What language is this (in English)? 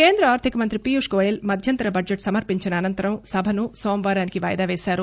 Telugu